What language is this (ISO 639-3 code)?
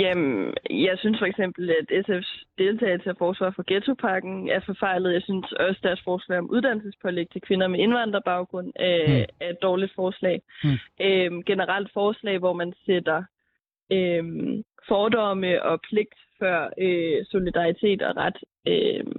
dan